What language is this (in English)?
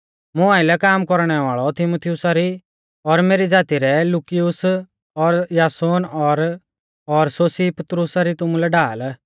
Mahasu Pahari